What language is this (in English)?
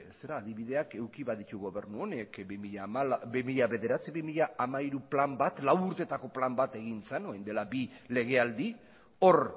Basque